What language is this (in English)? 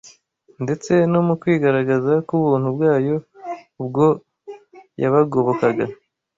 Kinyarwanda